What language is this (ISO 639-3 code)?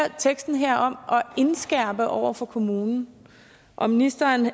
dan